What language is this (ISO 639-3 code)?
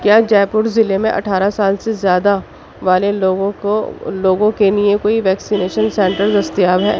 urd